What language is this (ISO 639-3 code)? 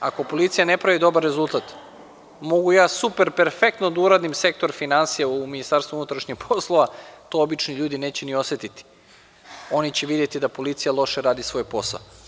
srp